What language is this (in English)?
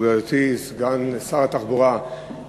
Hebrew